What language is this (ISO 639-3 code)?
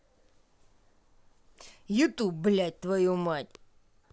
rus